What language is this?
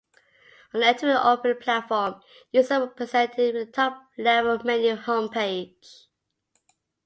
English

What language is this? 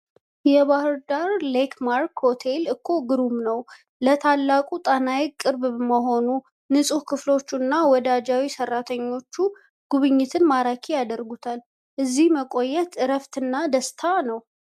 Amharic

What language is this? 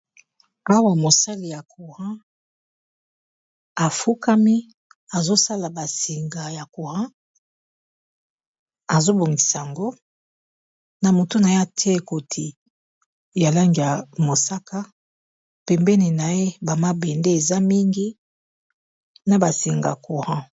Lingala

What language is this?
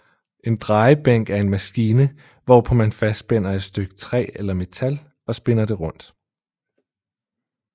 Danish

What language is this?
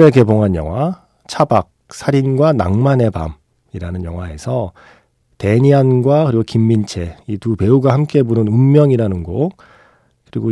Korean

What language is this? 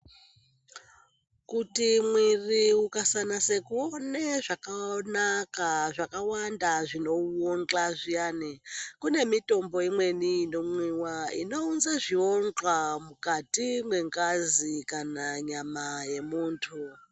Ndau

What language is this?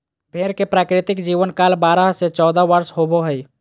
Magahi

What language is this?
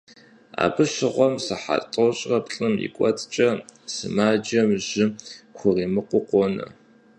Kabardian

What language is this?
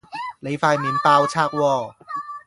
Cantonese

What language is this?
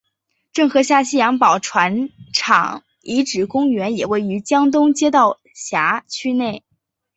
Chinese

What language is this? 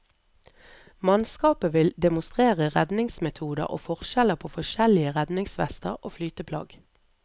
Norwegian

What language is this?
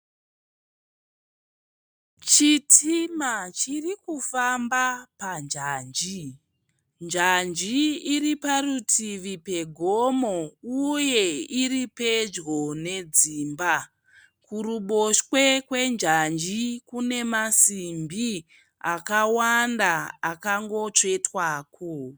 Shona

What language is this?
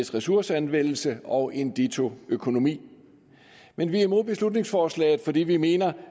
Danish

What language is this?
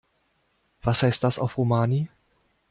German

